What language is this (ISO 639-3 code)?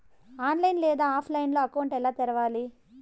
tel